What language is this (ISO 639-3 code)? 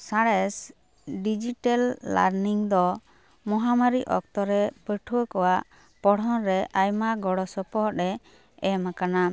sat